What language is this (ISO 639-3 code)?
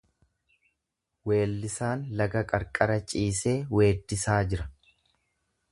orm